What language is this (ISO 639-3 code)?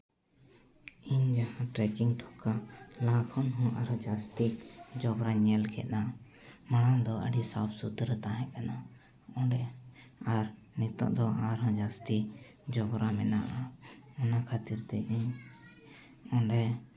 sat